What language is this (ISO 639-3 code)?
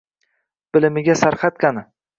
uzb